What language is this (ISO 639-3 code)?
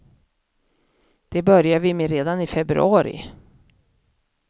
swe